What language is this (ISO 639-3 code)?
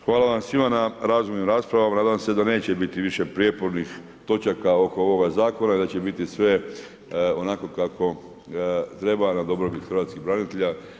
hrv